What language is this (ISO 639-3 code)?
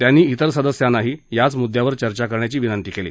mar